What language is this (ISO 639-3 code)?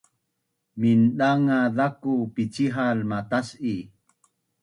bnn